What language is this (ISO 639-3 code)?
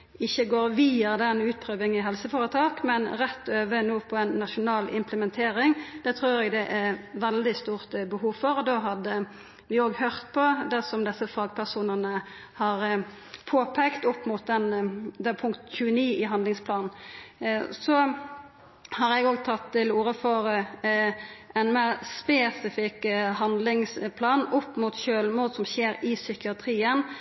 nno